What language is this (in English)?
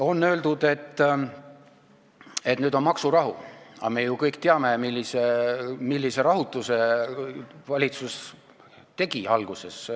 Estonian